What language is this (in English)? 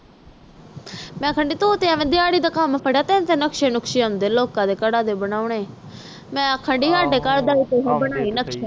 Punjabi